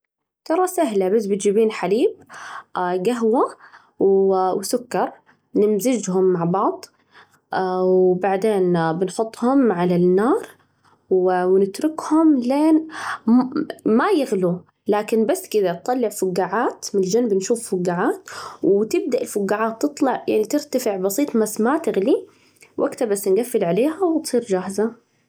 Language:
Najdi Arabic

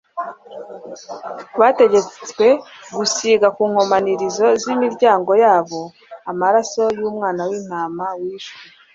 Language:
Kinyarwanda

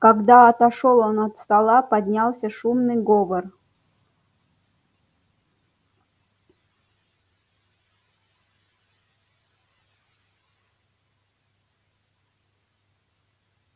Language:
Russian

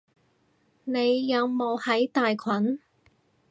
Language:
Cantonese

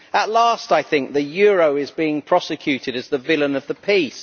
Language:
English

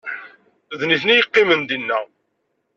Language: Kabyle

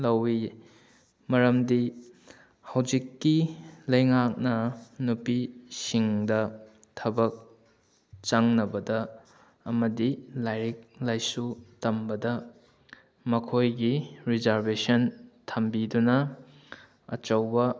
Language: Manipuri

